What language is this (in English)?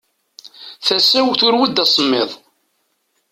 Kabyle